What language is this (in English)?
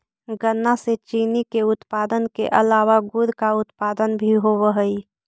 Magahi